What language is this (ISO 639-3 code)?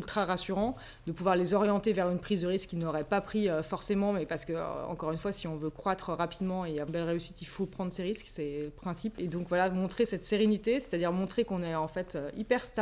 fra